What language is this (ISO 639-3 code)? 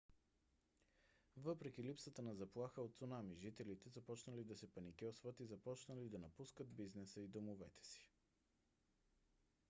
bul